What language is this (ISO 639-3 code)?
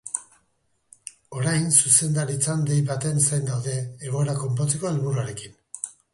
eus